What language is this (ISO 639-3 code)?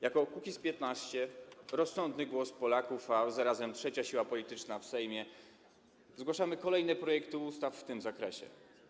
pol